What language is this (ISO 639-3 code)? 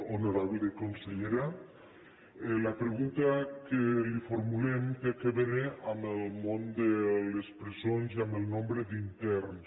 cat